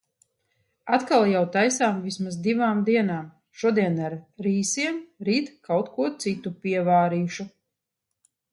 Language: Latvian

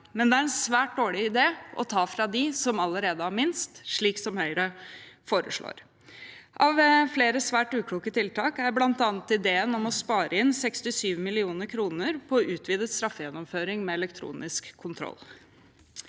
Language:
Norwegian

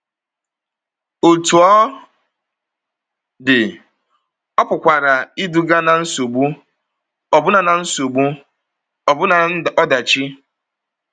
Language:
Igbo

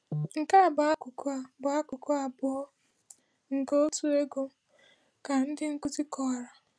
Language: Igbo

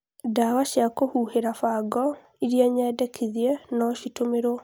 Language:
Kikuyu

